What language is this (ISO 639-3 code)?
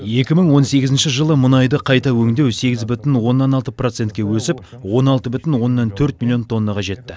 kaz